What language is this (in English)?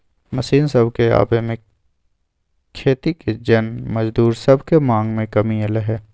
Magahi